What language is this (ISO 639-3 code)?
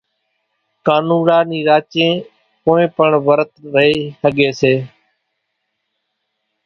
gjk